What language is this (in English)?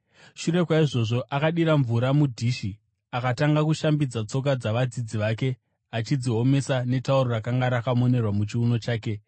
Shona